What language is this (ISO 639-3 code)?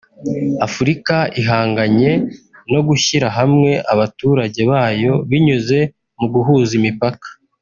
kin